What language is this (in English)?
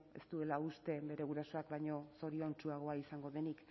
Basque